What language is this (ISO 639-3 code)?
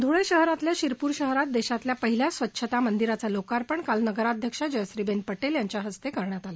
mar